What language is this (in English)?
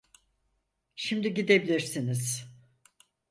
Turkish